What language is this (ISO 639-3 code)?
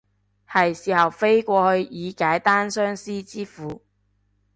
yue